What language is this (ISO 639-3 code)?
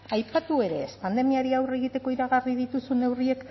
eus